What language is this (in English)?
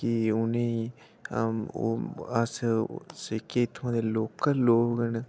Dogri